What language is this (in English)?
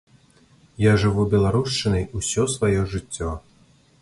Belarusian